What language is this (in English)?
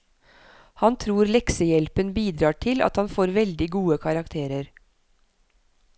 Norwegian